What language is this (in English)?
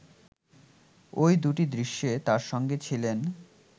Bangla